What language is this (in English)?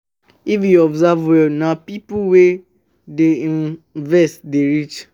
Nigerian Pidgin